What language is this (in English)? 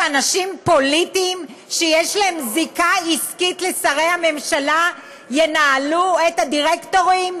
Hebrew